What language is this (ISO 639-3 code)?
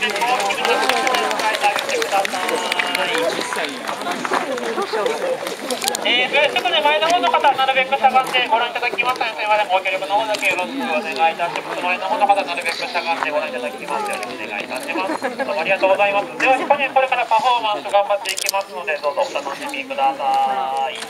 jpn